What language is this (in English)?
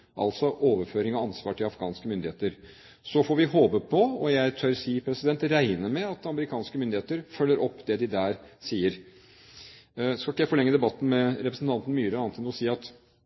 Norwegian Bokmål